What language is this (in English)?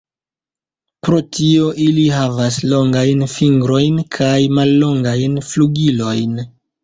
Esperanto